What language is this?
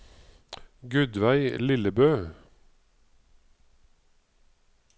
Norwegian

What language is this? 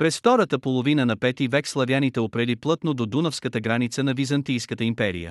Bulgarian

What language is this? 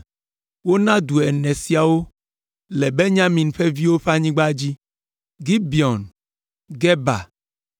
Ewe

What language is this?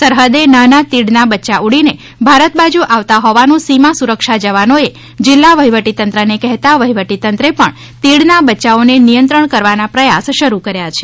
Gujarati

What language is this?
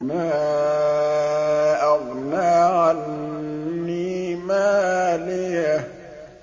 Arabic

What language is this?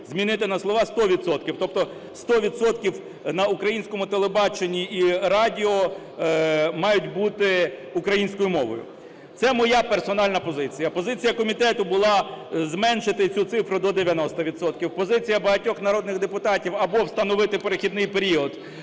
Ukrainian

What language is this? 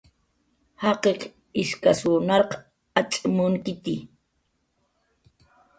Jaqaru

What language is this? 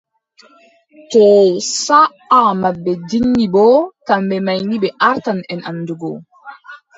Adamawa Fulfulde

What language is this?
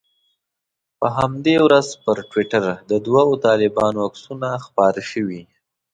Pashto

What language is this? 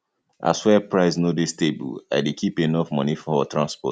Nigerian Pidgin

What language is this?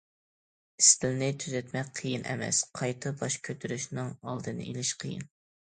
Uyghur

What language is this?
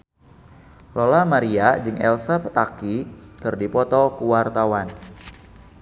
Sundanese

